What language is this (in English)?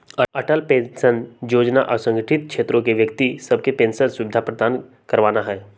Magahi